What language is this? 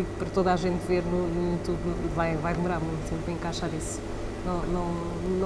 Portuguese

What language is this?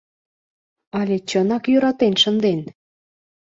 Mari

